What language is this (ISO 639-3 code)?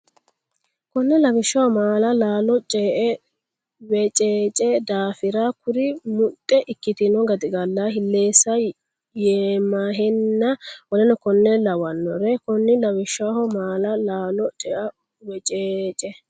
sid